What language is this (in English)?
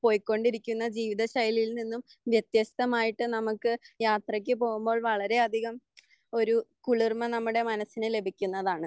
Malayalam